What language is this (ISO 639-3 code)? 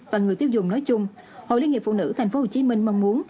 vie